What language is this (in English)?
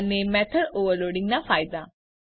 Gujarati